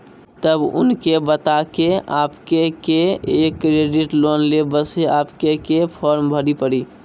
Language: Maithili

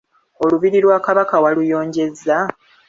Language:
Ganda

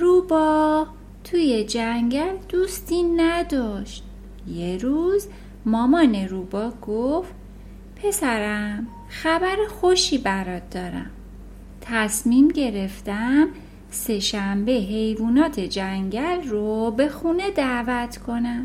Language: Persian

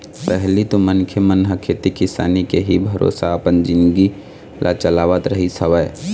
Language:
Chhattisgarhi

